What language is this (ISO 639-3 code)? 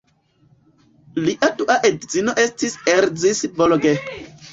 epo